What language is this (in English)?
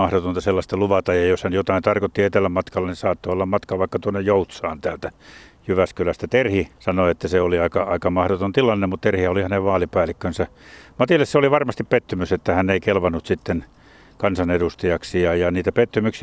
Finnish